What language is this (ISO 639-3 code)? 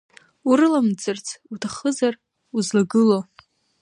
abk